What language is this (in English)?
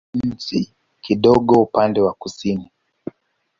Swahili